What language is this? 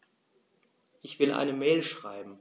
German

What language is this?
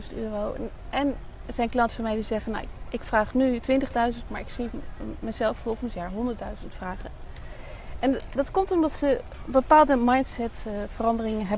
Dutch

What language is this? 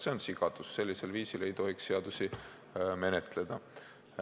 Estonian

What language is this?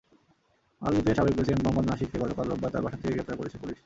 Bangla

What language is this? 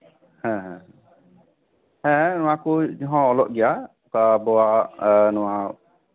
Santali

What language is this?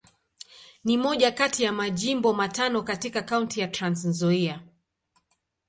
Swahili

